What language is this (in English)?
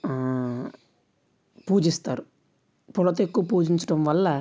Telugu